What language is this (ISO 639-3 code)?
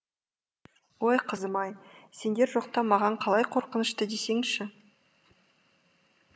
kaz